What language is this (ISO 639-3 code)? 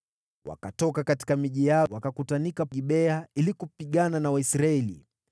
swa